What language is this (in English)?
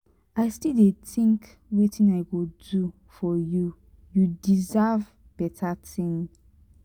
Nigerian Pidgin